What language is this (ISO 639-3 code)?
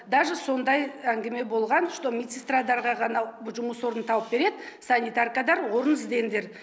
kaz